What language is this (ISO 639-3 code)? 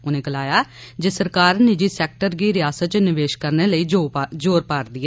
doi